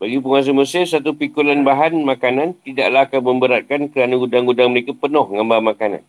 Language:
Malay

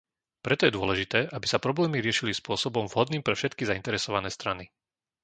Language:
Slovak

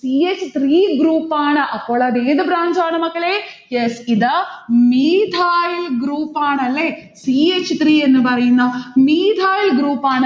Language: Malayalam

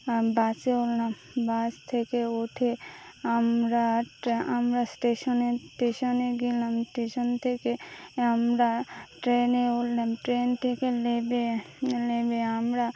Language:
Bangla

